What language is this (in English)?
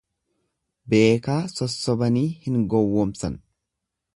Oromo